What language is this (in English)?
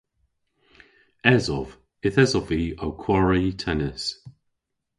Cornish